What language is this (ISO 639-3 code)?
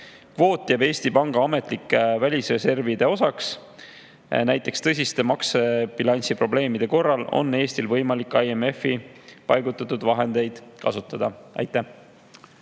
est